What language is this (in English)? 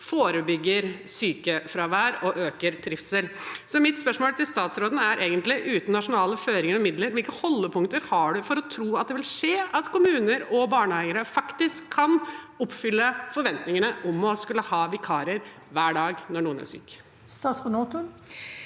Norwegian